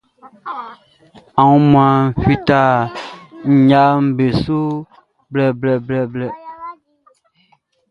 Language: Baoulé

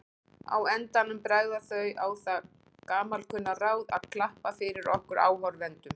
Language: Icelandic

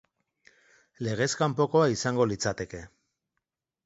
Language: Basque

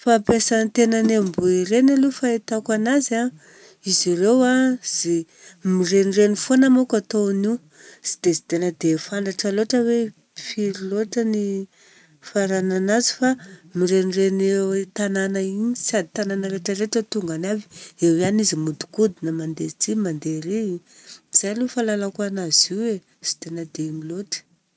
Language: Southern Betsimisaraka Malagasy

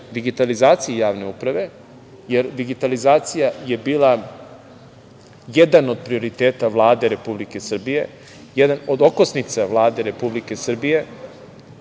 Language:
Serbian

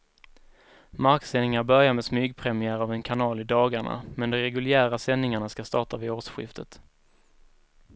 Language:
Swedish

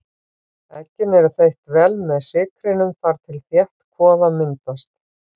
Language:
Icelandic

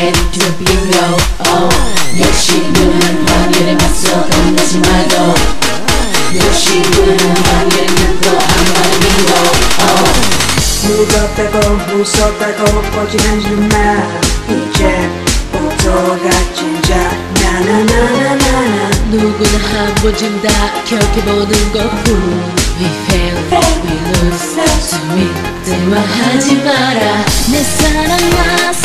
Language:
Korean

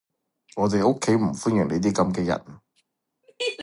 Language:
Cantonese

